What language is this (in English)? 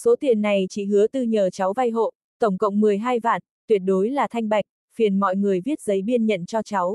Vietnamese